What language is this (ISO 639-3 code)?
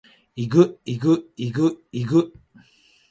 jpn